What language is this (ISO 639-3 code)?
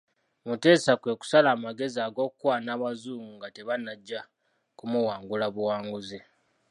lug